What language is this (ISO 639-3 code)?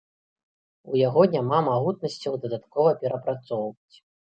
bel